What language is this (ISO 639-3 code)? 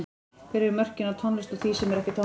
isl